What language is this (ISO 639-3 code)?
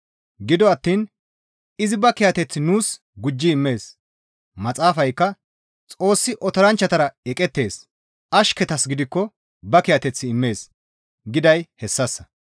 gmv